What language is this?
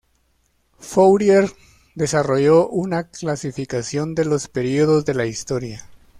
Spanish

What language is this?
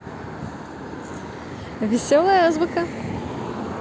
Russian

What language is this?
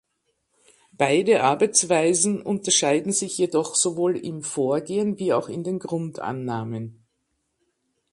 German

